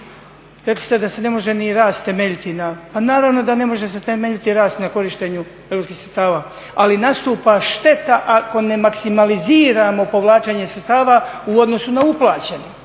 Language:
Croatian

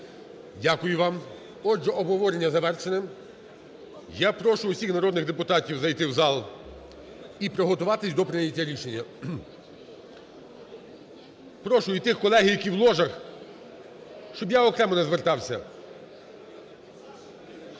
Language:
Ukrainian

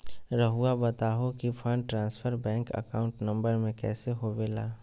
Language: Magahi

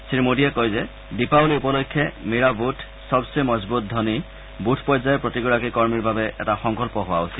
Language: Assamese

